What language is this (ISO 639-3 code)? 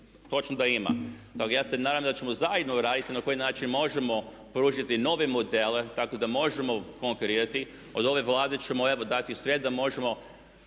hrv